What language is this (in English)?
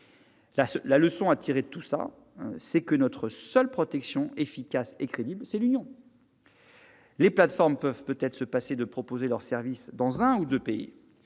French